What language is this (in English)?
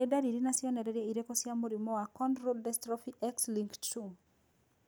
Kikuyu